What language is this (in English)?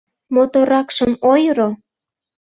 Mari